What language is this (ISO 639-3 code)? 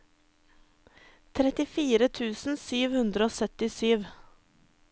nor